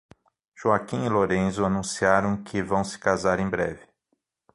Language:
Portuguese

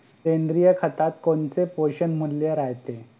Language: Marathi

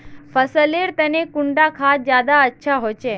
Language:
Magahi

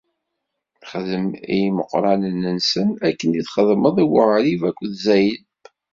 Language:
Kabyle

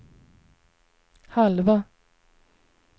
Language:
Swedish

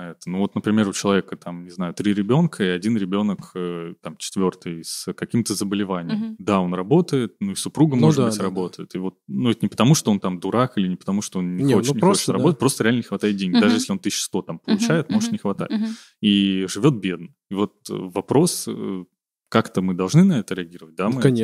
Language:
Russian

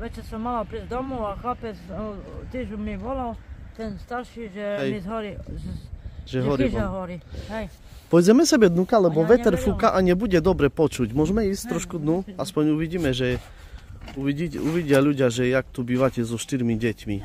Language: Polish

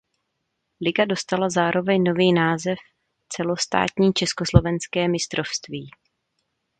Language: Czech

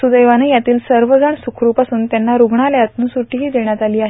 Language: Marathi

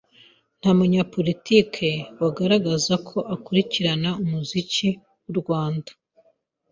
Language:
Kinyarwanda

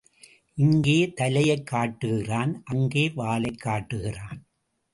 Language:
Tamil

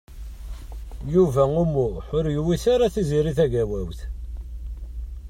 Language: Kabyle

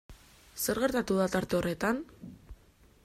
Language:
Basque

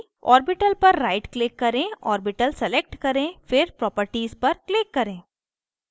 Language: Hindi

